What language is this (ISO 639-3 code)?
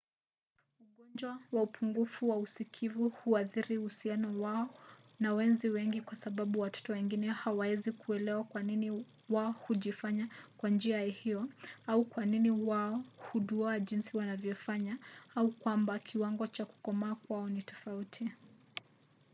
swa